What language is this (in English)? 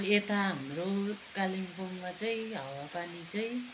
Nepali